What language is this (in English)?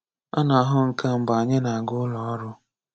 Igbo